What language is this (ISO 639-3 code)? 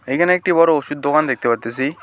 ben